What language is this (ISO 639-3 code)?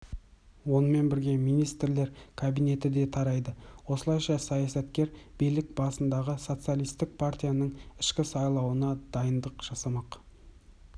kaz